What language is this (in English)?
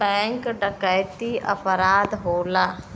Bhojpuri